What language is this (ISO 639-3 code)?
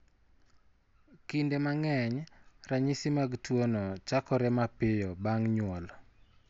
luo